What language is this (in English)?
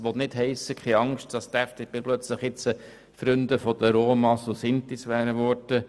Swiss German